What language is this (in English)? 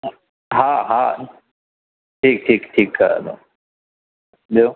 Sindhi